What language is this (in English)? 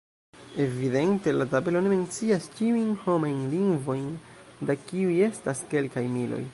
Esperanto